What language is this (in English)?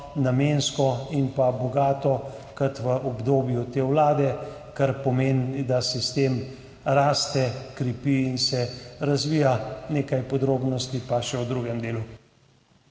Slovenian